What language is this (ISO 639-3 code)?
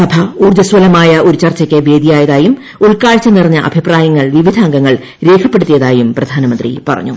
mal